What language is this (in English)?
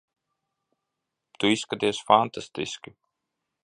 Latvian